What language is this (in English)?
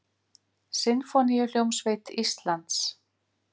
Icelandic